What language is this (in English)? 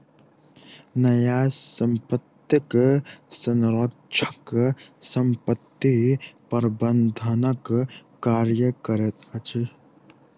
Maithili